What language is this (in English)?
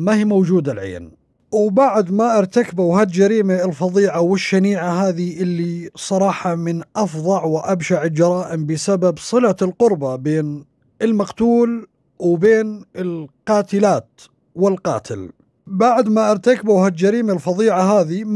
Arabic